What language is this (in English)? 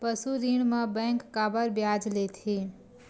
Chhattisgarhi